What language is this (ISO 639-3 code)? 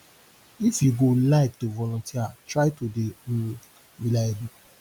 pcm